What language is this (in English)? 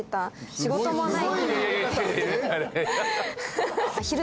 Japanese